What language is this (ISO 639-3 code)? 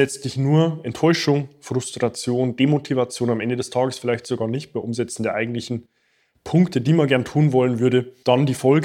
deu